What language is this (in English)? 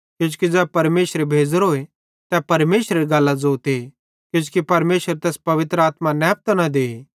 Bhadrawahi